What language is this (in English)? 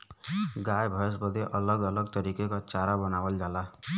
Bhojpuri